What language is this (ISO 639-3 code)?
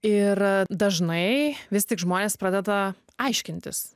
lit